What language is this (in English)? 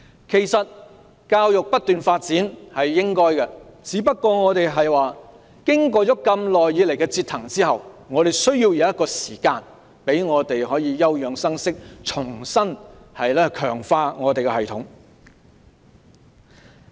Cantonese